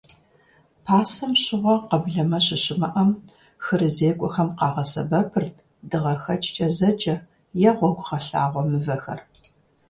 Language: Kabardian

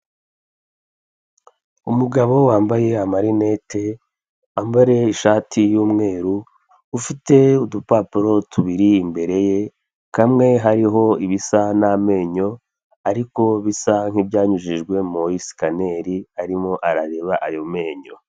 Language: Kinyarwanda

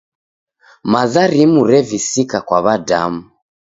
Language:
Taita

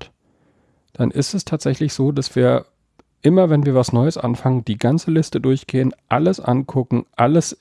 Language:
German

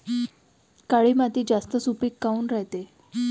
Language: Marathi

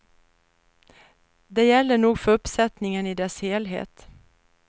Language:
Swedish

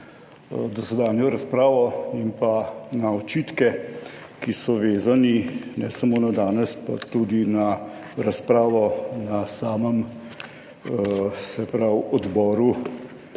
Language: Slovenian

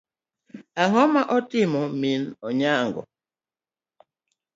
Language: Luo (Kenya and Tanzania)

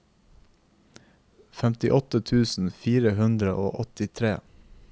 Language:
Norwegian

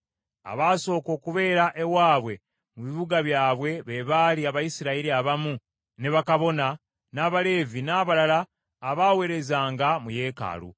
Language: Ganda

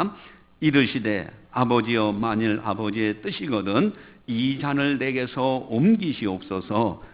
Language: Korean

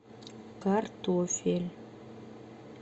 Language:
Russian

